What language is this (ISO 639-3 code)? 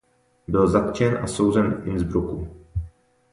ces